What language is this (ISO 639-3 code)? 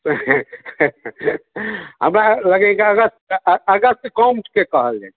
mai